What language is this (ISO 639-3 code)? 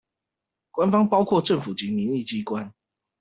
zho